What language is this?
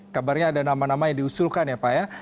Indonesian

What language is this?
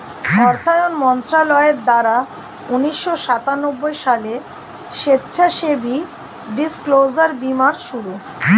Bangla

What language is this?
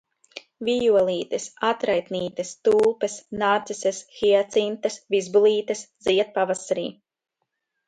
Latvian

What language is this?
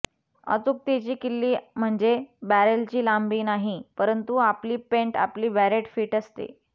Marathi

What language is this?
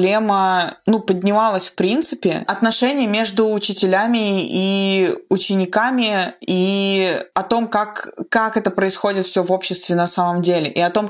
Russian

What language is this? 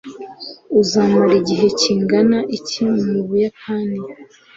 Kinyarwanda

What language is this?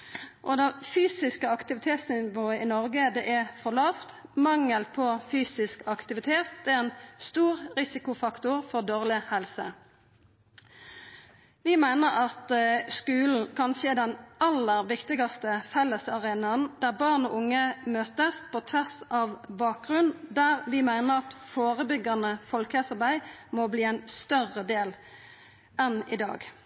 Norwegian Nynorsk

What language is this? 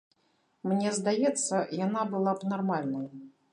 Belarusian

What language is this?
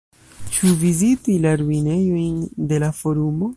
Esperanto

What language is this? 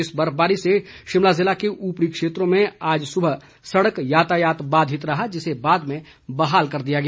Hindi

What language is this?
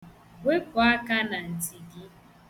Igbo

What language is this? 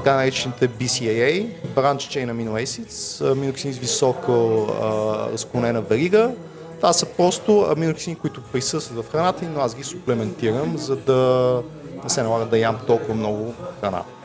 Bulgarian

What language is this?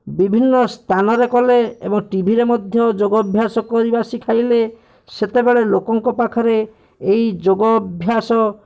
Odia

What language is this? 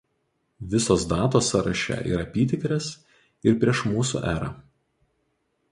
Lithuanian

